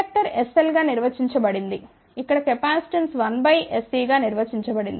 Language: Telugu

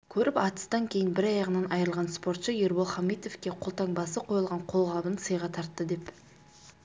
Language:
Kazakh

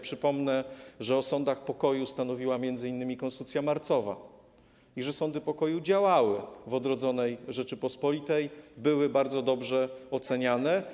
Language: Polish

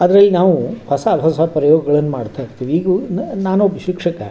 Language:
Kannada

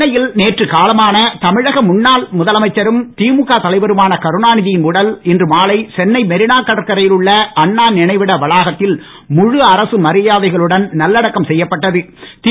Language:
Tamil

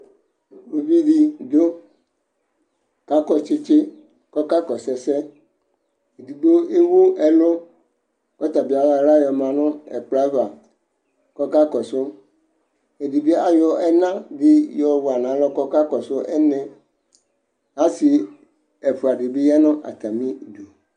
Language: Ikposo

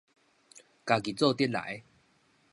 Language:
Min Nan Chinese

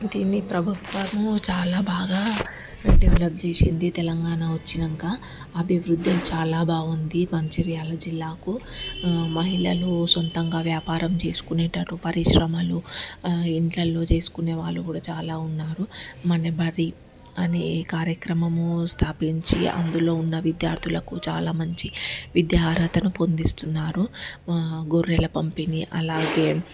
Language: Telugu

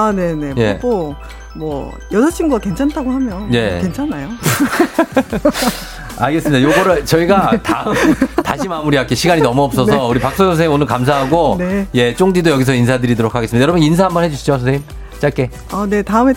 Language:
Korean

